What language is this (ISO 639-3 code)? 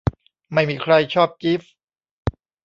tha